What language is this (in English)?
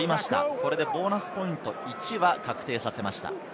Japanese